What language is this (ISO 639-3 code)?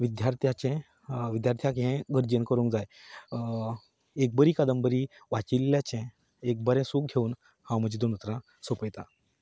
kok